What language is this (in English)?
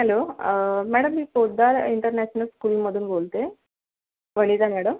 Marathi